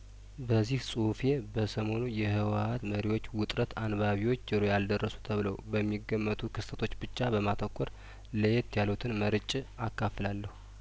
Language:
Amharic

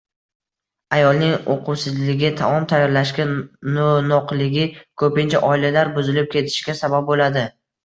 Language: Uzbek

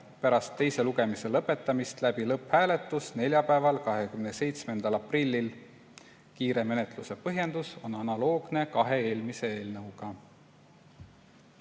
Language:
Estonian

